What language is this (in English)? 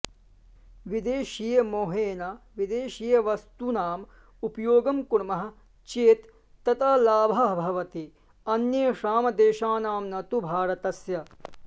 Sanskrit